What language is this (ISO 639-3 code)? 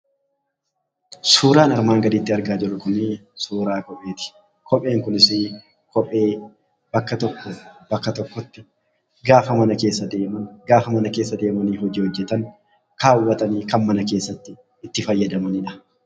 orm